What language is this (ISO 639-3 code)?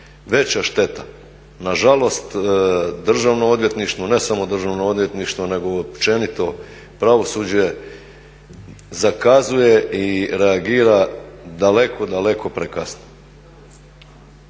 hrv